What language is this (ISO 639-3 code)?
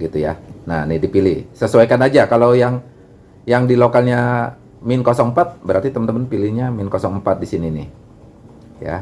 ind